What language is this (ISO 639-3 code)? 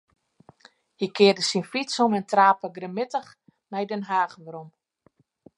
fry